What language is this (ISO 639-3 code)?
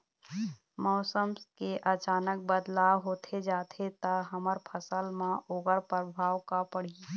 hne